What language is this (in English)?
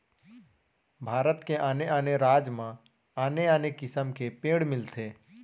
Chhattisgarhi